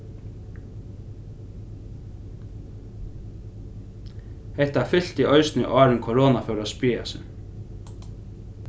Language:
Faroese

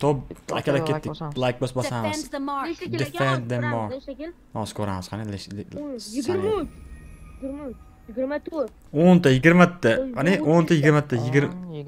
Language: Turkish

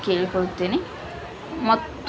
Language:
Kannada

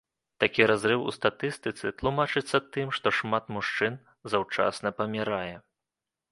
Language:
Belarusian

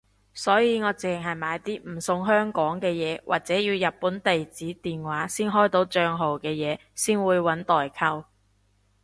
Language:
Cantonese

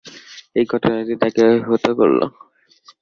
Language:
Bangla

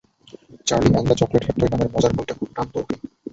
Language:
Bangla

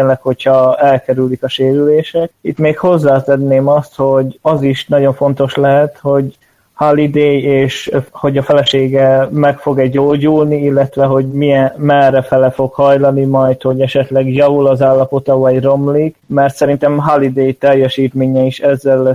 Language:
Hungarian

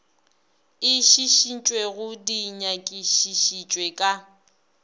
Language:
Northern Sotho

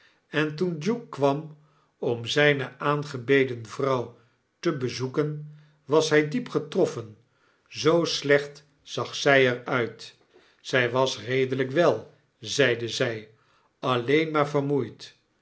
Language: Dutch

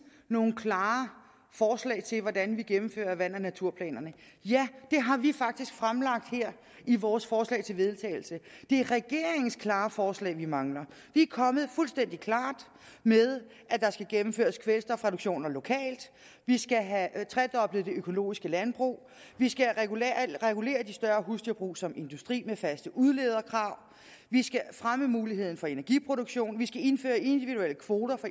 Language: Danish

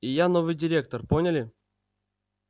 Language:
Russian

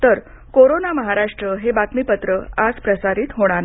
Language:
Marathi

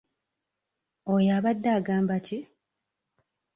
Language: Ganda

